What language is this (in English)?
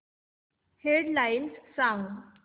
Marathi